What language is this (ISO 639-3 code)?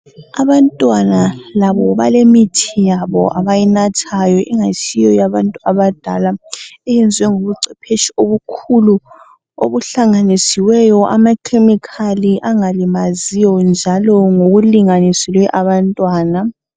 nde